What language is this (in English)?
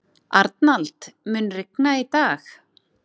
Icelandic